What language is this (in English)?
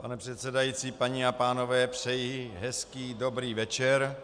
Czech